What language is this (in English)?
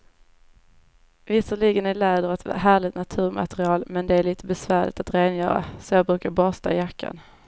Swedish